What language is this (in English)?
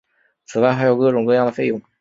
Chinese